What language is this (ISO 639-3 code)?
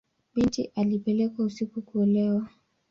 swa